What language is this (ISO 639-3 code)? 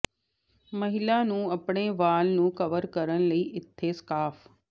pan